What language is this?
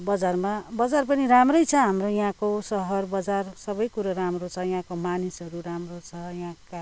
Nepali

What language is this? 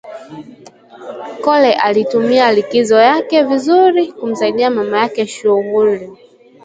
Swahili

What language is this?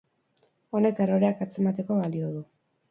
Basque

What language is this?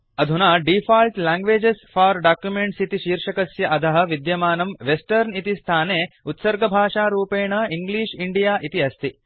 Sanskrit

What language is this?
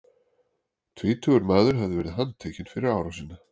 Icelandic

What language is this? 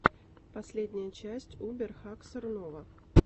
Russian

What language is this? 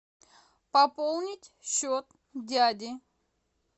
Russian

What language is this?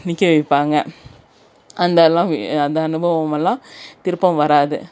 Tamil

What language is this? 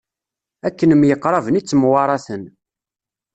Kabyle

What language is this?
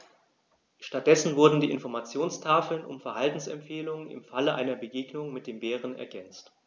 German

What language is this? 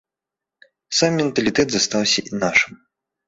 Belarusian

